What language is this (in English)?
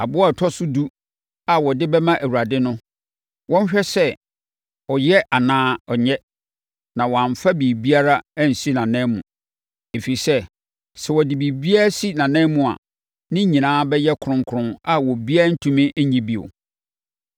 Akan